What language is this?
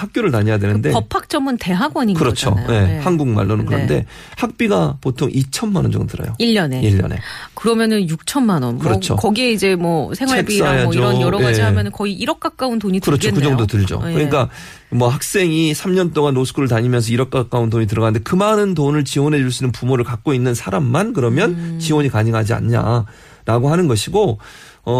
Korean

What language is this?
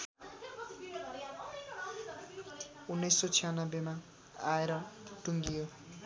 Nepali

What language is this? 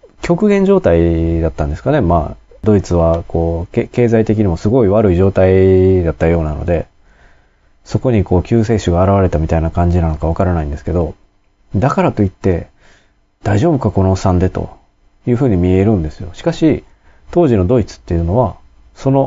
Japanese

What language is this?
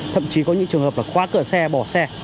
Vietnamese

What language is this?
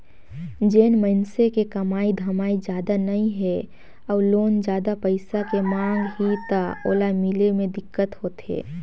Chhattisgarhi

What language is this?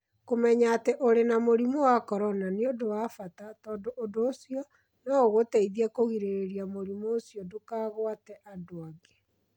Kikuyu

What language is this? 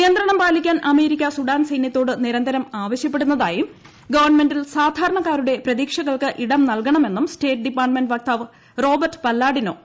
Malayalam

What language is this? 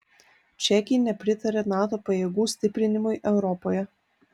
Lithuanian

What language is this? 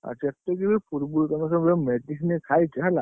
Odia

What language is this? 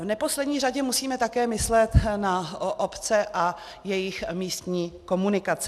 Czech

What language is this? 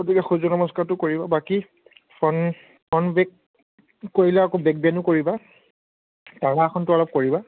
Assamese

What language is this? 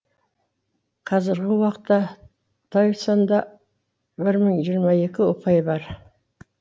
Kazakh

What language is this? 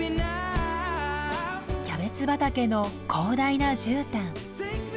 Japanese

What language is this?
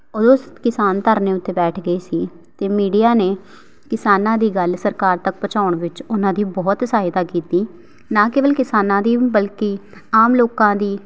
Punjabi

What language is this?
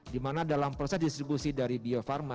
Indonesian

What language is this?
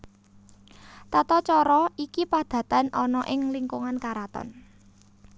Javanese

